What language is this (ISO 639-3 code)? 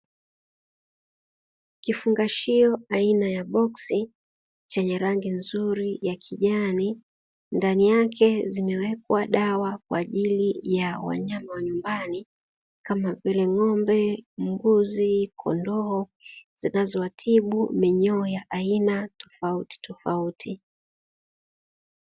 swa